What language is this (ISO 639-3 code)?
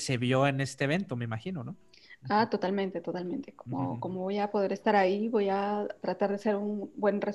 spa